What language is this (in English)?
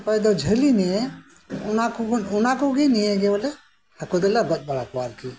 Santali